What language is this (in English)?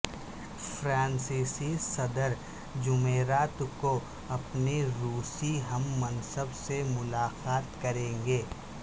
Urdu